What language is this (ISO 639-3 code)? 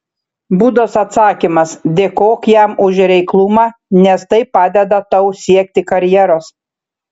lit